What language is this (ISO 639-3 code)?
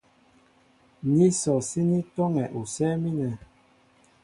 mbo